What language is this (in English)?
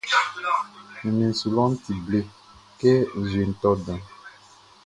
Baoulé